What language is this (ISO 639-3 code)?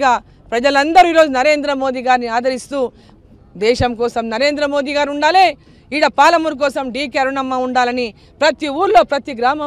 tel